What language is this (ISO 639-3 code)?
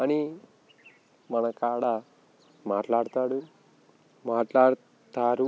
tel